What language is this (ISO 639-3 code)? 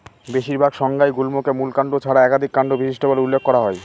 ben